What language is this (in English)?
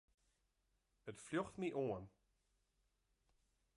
Western Frisian